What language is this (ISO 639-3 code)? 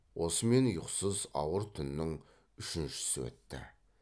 kaz